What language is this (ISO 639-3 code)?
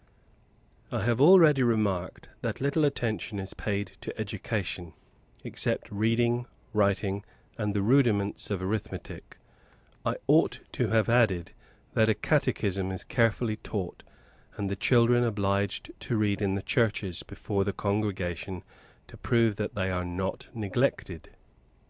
eng